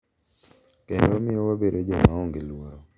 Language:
Luo (Kenya and Tanzania)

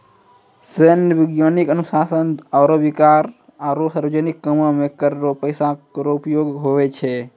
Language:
Maithili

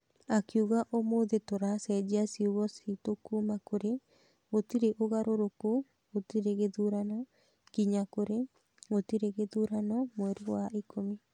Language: Kikuyu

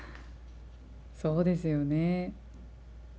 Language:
Japanese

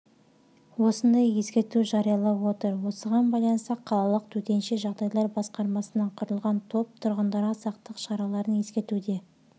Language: Kazakh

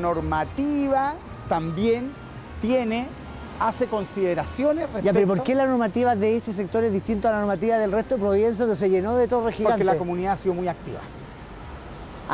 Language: Spanish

